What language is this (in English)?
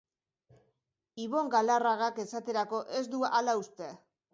Basque